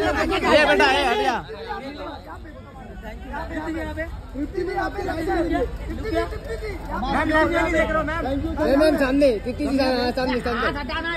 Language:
Hindi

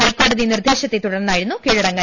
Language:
Malayalam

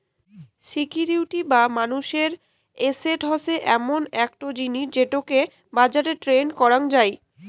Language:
Bangla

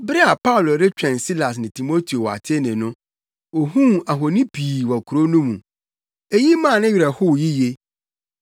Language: Akan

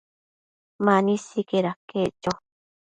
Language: Matsés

